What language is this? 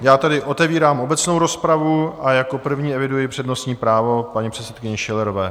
Czech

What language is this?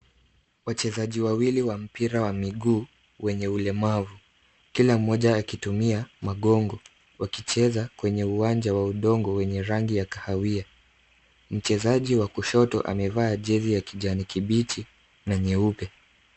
Swahili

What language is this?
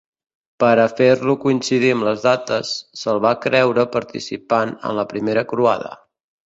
Catalan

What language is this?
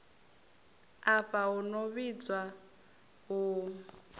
Venda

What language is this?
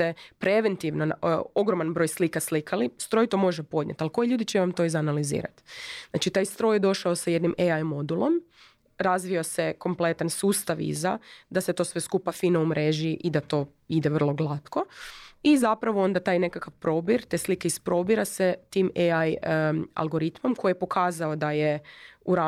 Croatian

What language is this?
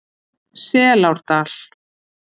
Icelandic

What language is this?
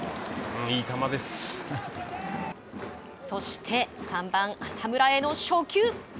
Japanese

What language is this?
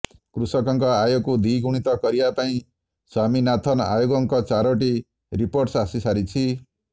Odia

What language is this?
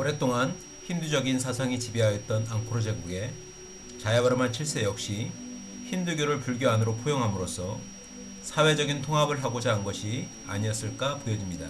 Korean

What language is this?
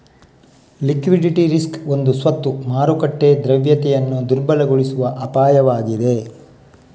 Kannada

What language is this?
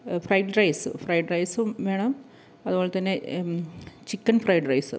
Malayalam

